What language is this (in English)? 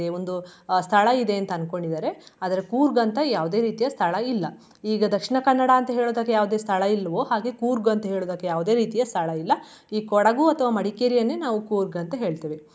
Kannada